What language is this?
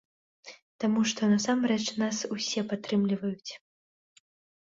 Belarusian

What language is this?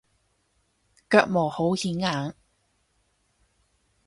Cantonese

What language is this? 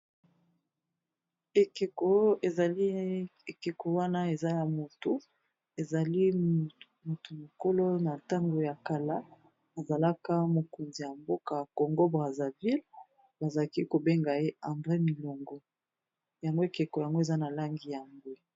Lingala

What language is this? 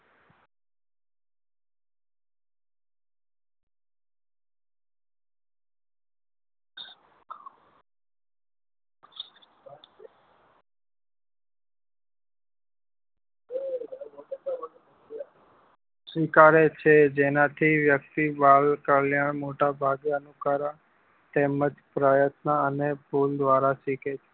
Gujarati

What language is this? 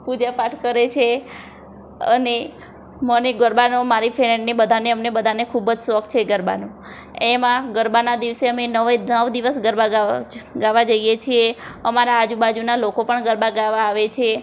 Gujarati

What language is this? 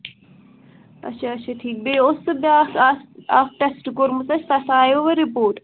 Kashmiri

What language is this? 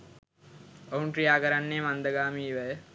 Sinhala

